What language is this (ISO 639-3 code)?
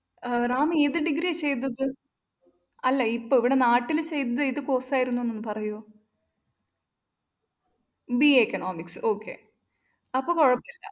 mal